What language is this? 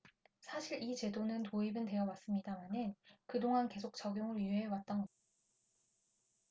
Korean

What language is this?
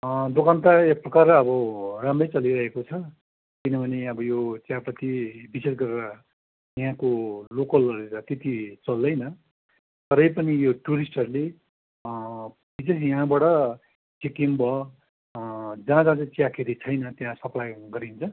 Nepali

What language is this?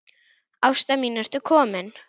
Icelandic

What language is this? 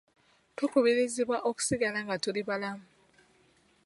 Ganda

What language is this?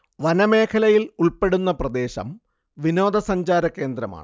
Malayalam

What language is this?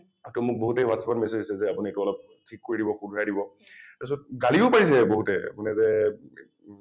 Assamese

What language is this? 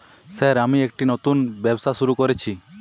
Bangla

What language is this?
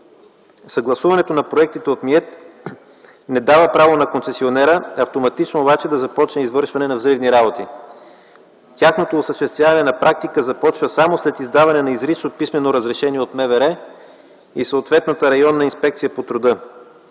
Bulgarian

